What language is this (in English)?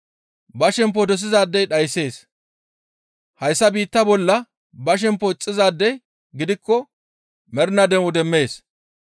Gamo